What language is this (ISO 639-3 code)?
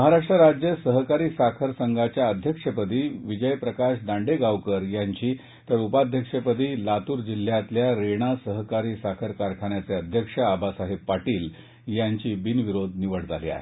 mar